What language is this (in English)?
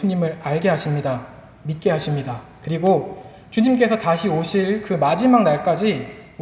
Korean